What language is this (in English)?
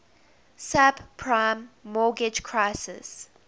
English